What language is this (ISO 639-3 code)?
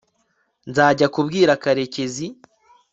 kin